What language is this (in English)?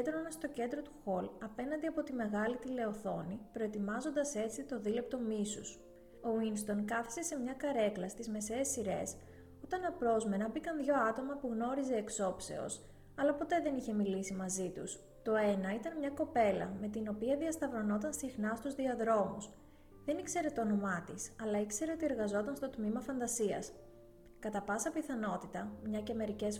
Greek